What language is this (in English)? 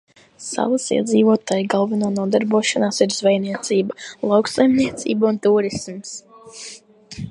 Latvian